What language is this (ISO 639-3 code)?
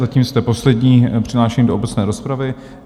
ces